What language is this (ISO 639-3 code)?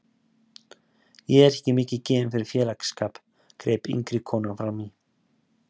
isl